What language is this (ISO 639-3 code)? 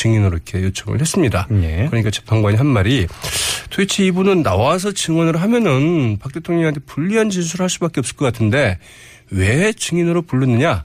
kor